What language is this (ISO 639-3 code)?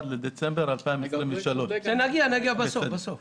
heb